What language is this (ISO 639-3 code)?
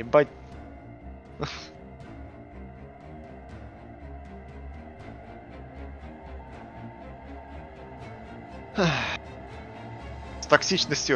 rus